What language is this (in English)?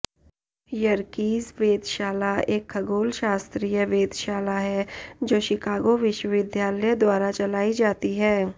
Hindi